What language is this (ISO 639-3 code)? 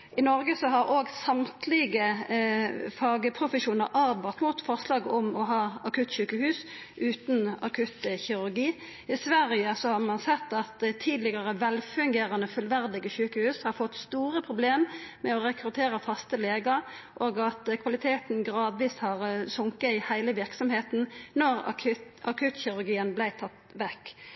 nno